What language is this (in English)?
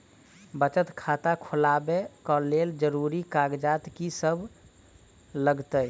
Maithili